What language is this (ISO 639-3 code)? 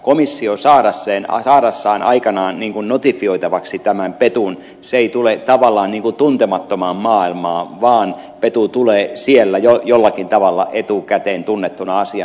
fin